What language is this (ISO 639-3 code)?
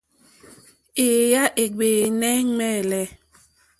bri